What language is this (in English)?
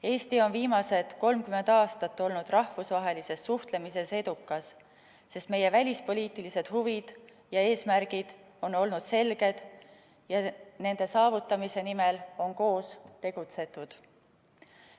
Estonian